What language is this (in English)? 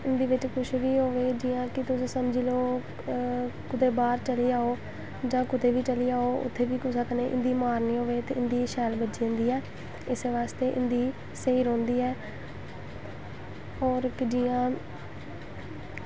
Dogri